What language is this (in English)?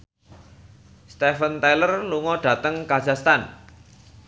Javanese